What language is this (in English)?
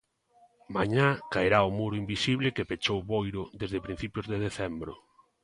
Galician